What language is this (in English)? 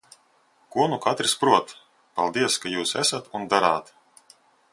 Latvian